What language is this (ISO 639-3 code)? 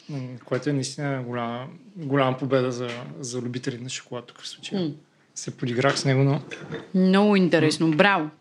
bul